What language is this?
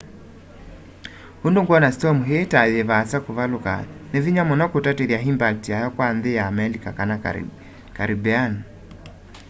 Kamba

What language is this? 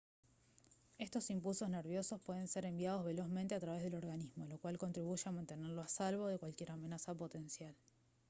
Spanish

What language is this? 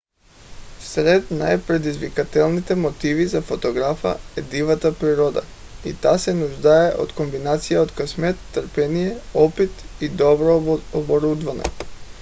Bulgarian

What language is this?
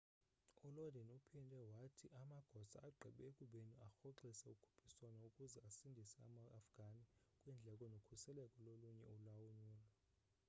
Xhosa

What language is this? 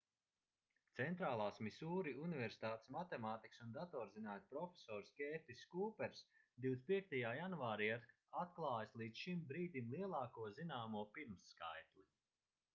Latvian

